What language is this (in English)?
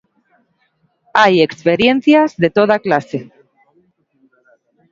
Galician